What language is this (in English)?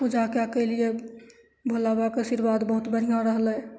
Maithili